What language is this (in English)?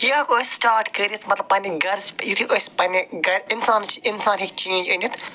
Kashmiri